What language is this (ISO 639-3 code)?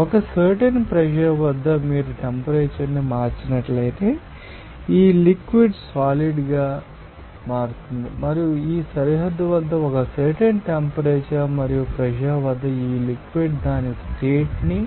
tel